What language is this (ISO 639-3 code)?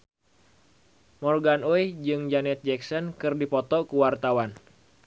sun